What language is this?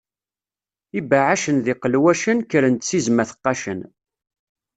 Kabyle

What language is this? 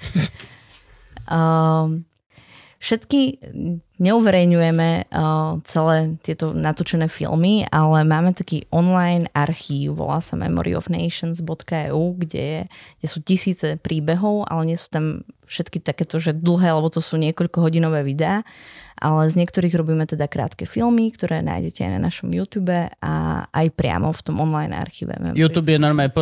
Slovak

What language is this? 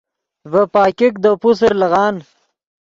Yidgha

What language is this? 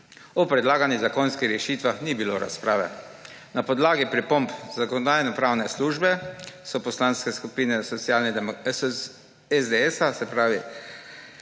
Slovenian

